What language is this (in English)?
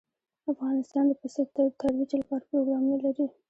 Pashto